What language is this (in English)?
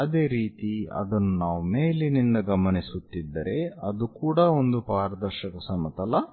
Kannada